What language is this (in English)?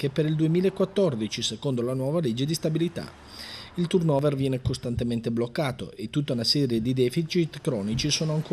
Italian